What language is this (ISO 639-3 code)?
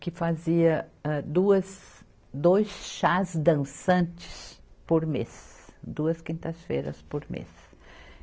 por